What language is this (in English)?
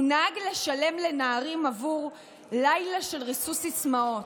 Hebrew